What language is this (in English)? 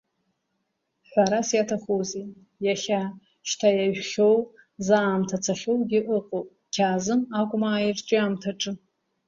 Abkhazian